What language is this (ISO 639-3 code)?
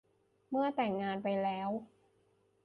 tha